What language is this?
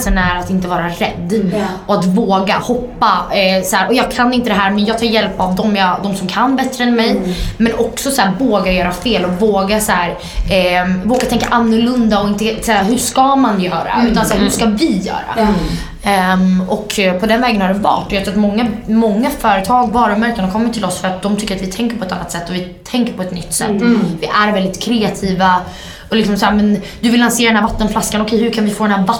Swedish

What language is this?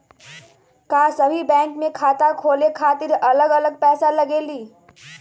Magahi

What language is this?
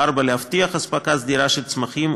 Hebrew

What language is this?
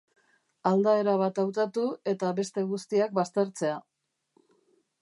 Basque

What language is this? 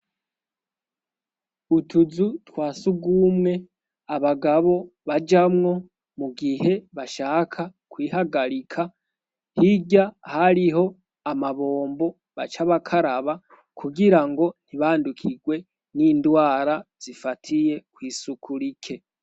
Rundi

